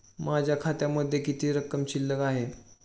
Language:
Marathi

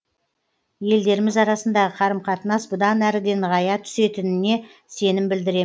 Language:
Kazakh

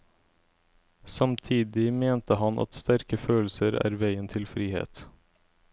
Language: Norwegian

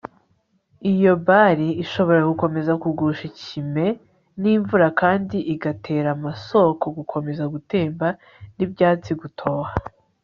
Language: Kinyarwanda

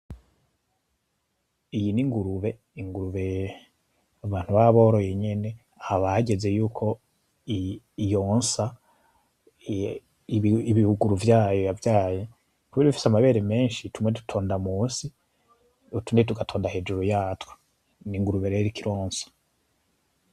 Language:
Rundi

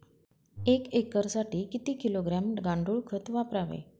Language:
Marathi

